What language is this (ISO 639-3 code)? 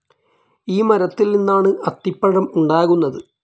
mal